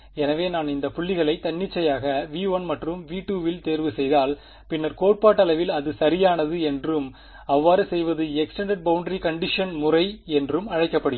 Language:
Tamil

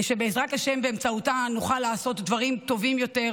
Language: Hebrew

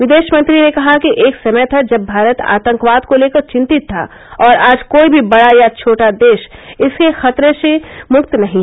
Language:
Hindi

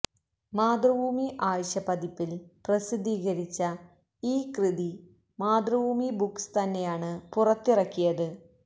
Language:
Malayalam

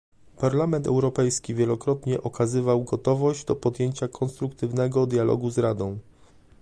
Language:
Polish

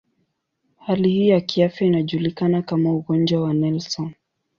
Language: Swahili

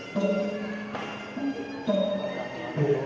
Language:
Thai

